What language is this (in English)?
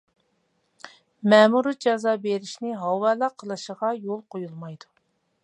Uyghur